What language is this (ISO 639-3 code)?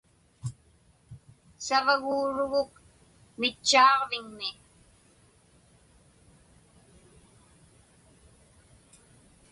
ipk